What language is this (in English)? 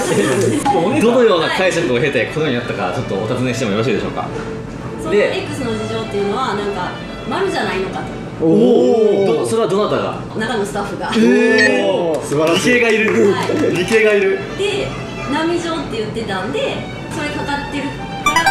Japanese